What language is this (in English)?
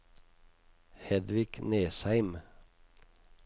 Norwegian